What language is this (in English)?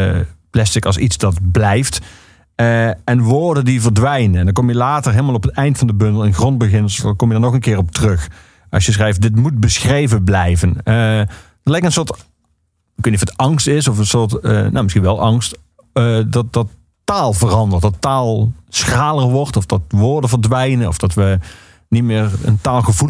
Dutch